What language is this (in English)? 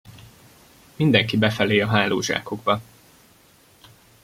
Hungarian